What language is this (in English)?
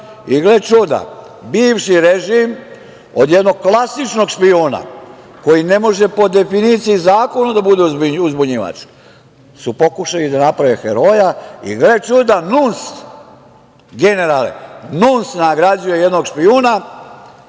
Serbian